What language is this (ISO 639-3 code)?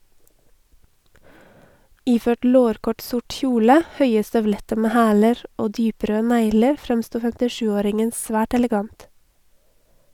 nor